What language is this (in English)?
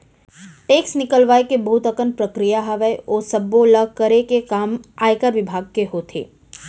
Chhattisgarhi